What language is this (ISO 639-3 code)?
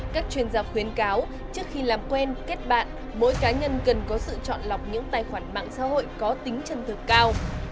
vie